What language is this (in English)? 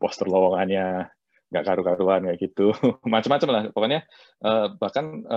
Indonesian